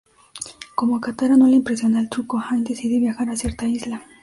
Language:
Spanish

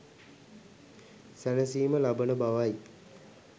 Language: Sinhala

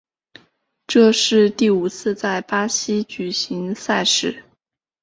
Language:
Chinese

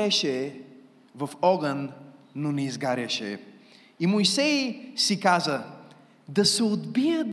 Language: Bulgarian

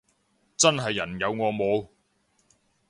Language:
Cantonese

